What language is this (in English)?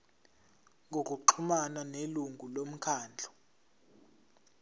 Zulu